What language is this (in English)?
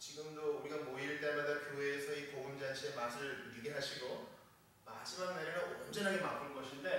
Korean